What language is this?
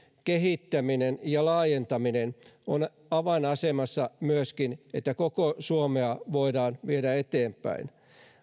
Finnish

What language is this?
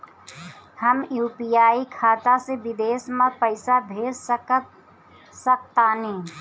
Bhojpuri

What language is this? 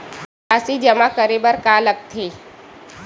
Chhattisgarhi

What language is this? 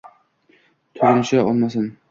Uzbek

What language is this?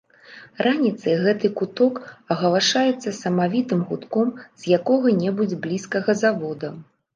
Belarusian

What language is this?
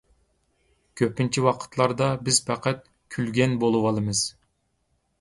Uyghur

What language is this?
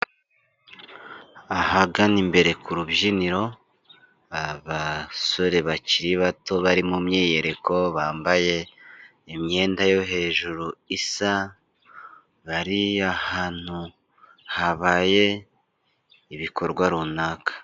Kinyarwanda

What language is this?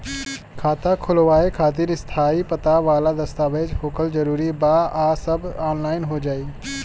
Bhojpuri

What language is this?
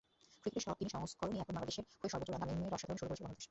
Bangla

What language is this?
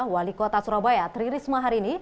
Indonesian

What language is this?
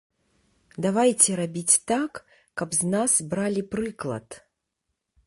Belarusian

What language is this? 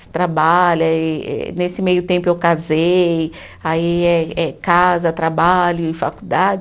Portuguese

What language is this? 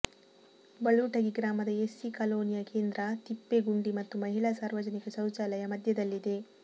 Kannada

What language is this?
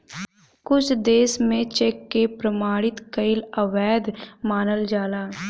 Bhojpuri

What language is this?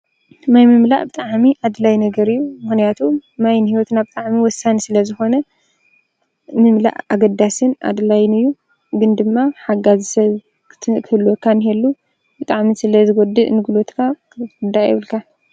Tigrinya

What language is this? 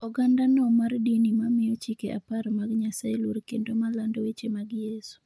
Luo (Kenya and Tanzania)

